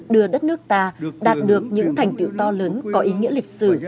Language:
Vietnamese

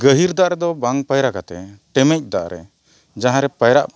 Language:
Santali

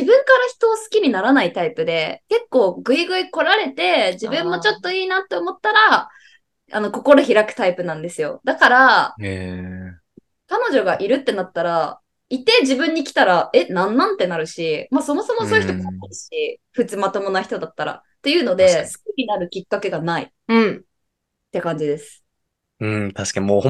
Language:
Japanese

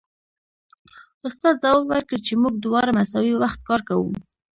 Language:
Pashto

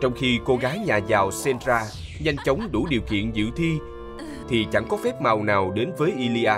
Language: Vietnamese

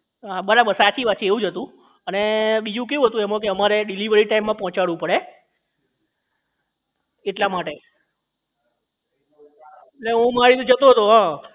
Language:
Gujarati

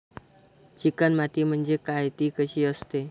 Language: Marathi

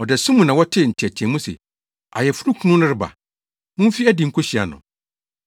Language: Akan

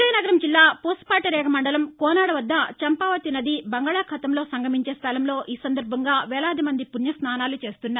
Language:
Telugu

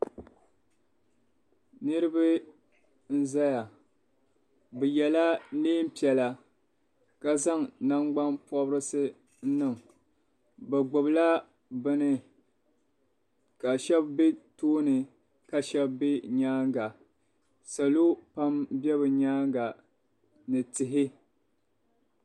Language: Dagbani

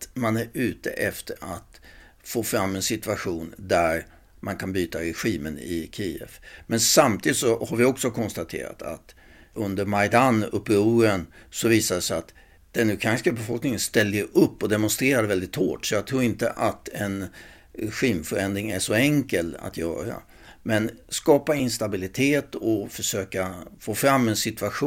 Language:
Swedish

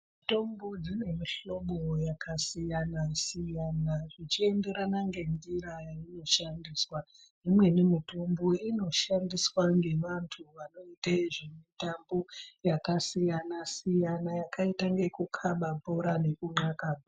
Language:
Ndau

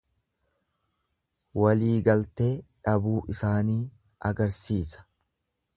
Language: Oromo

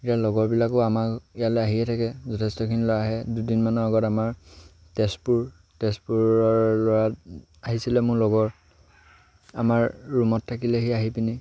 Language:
Assamese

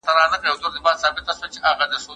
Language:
Pashto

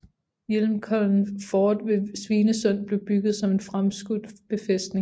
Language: Danish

